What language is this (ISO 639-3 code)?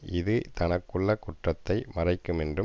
tam